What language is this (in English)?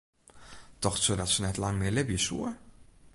Western Frisian